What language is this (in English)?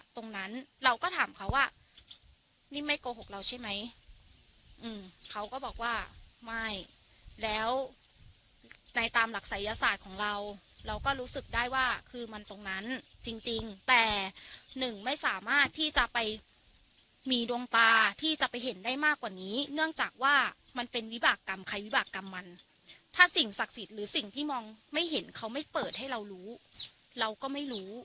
Thai